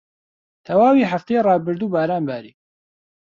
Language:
Central Kurdish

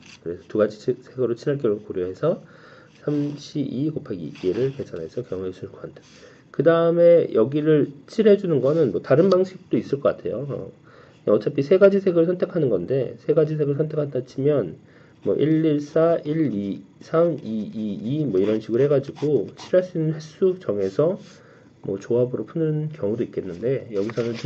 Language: Korean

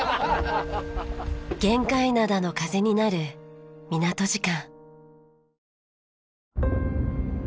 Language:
Japanese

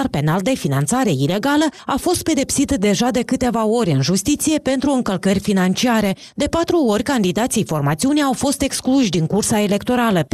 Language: Romanian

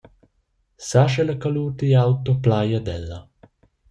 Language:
Romansh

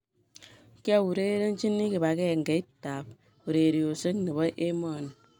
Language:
Kalenjin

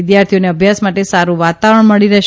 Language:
Gujarati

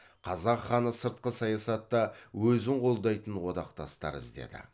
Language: Kazakh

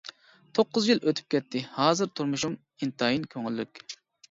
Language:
Uyghur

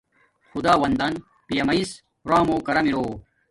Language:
Domaaki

